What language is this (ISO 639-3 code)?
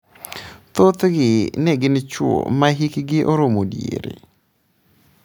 luo